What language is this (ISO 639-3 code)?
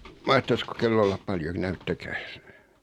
fin